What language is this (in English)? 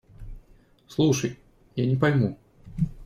Russian